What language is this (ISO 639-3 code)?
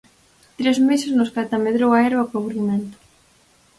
glg